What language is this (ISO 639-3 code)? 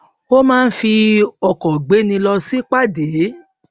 yor